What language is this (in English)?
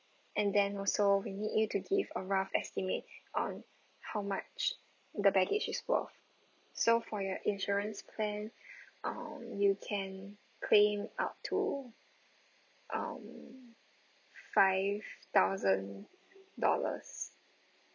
English